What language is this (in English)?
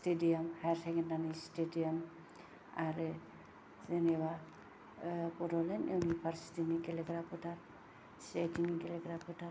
Bodo